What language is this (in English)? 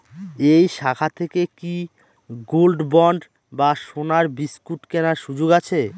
Bangla